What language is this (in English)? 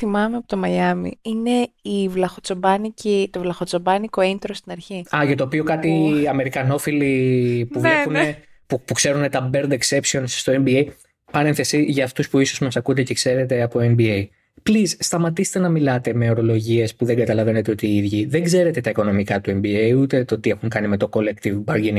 Greek